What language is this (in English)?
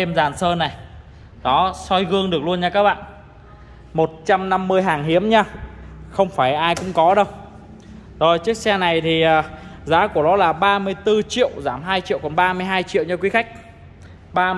Vietnamese